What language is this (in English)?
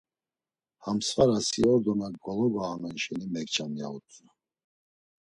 Laz